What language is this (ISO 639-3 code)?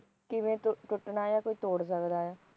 pan